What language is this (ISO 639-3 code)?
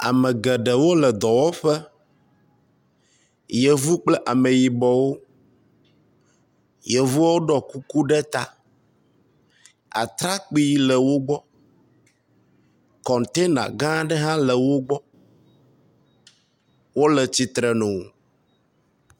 ewe